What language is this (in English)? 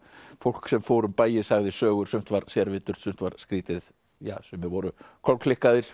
Icelandic